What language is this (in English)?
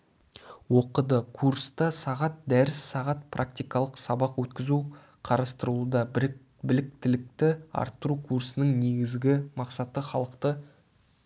Kazakh